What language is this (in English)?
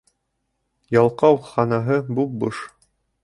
Bashkir